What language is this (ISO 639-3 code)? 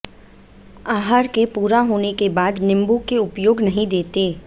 hin